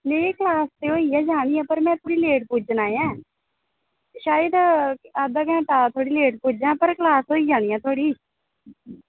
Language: Dogri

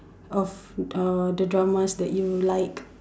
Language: English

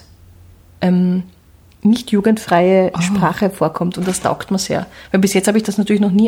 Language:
German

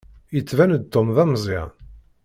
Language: Kabyle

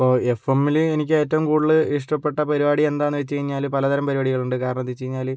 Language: Malayalam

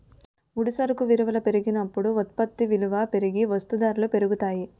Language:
Telugu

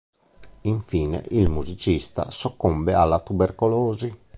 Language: Italian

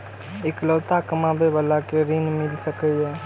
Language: Maithili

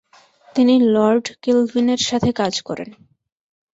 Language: Bangla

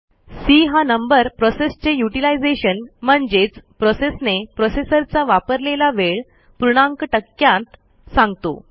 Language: Marathi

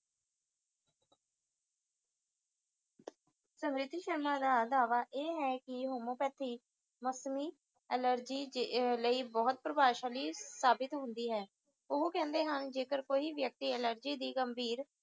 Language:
Punjabi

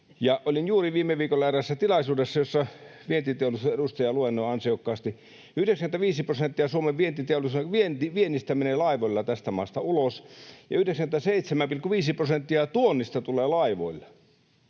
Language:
Finnish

